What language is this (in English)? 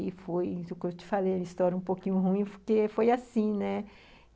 Portuguese